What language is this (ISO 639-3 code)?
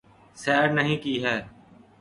urd